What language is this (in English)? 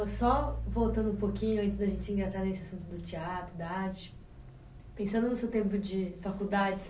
Portuguese